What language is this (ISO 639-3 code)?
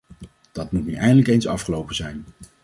nld